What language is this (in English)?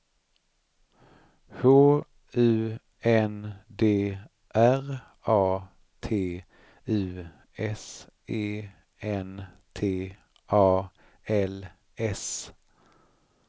Swedish